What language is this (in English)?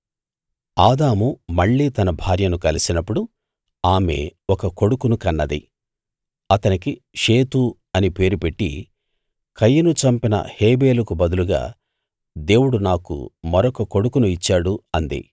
Telugu